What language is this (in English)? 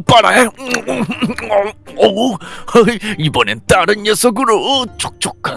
Korean